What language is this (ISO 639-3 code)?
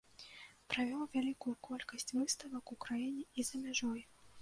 bel